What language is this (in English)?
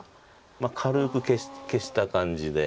Japanese